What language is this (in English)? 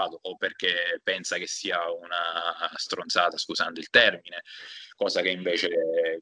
Italian